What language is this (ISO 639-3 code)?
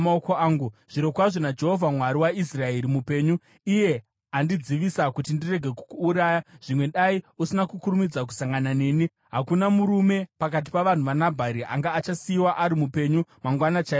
sna